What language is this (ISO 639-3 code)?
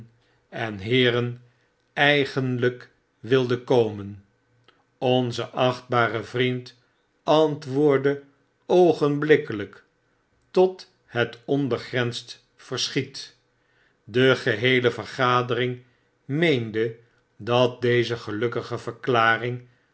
nld